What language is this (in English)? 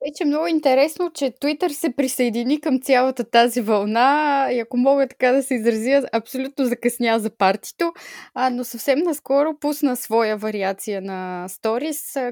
Bulgarian